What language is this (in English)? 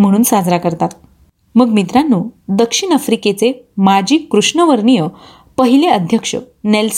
Marathi